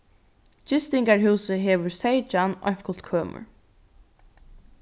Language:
Faroese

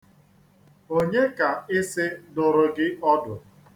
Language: Igbo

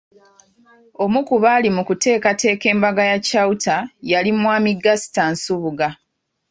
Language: Ganda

